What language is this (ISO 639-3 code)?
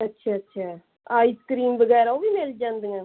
pan